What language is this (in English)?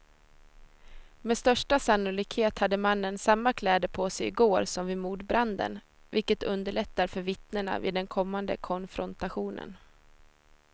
Swedish